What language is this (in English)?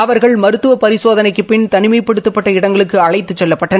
Tamil